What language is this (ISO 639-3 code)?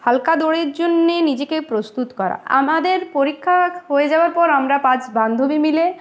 ben